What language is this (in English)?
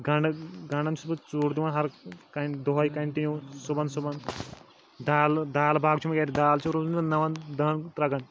Kashmiri